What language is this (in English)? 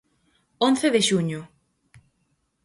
Galician